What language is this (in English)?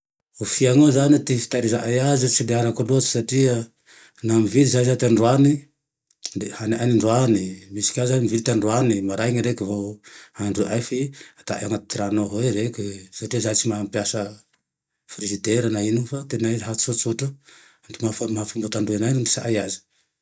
Tandroy-Mahafaly Malagasy